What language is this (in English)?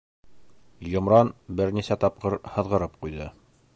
Bashkir